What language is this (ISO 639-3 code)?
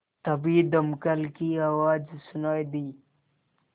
hin